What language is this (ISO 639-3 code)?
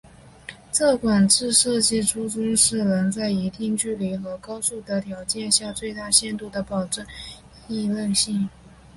zho